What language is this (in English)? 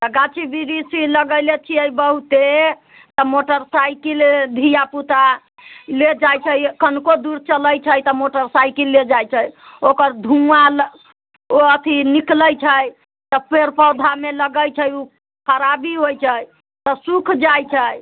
Maithili